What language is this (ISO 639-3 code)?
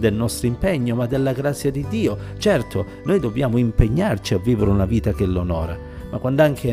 ita